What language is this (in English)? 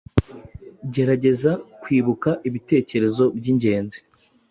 Kinyarwanda